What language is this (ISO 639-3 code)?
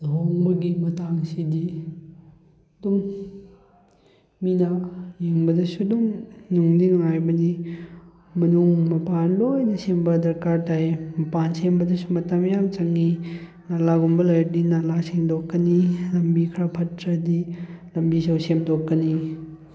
mni